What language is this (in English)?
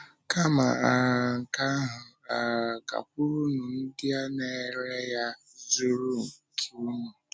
Igbo